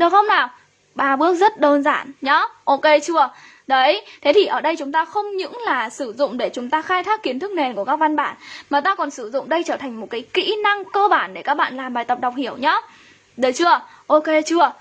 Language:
Vietnamese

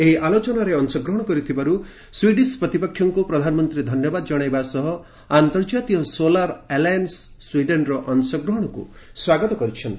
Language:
Odia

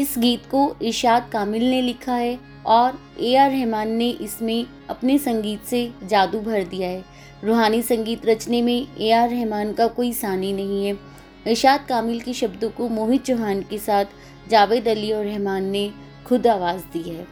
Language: Hindi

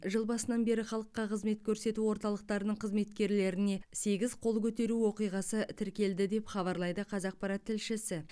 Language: Kazakh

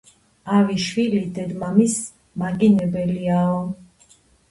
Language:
Georgian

